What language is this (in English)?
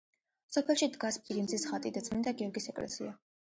Georgian